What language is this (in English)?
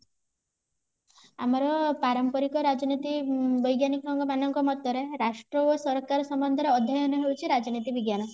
Odia